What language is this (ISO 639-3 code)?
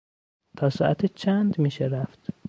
fas